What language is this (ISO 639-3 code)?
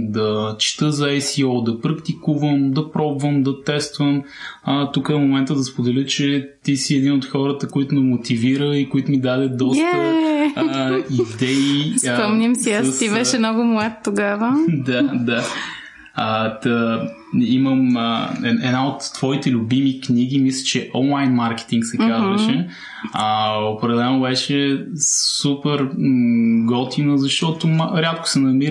bul